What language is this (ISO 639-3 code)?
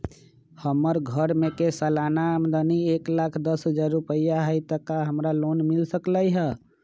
mag